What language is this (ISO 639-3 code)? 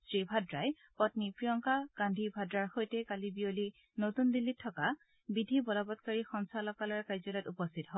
asm